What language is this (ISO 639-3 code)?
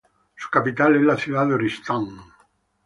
spa